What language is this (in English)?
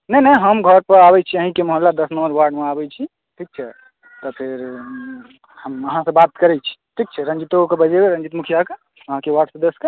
Maithili